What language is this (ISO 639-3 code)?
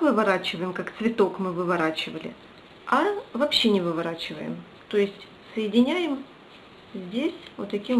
rus